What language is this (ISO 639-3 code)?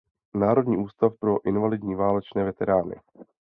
ces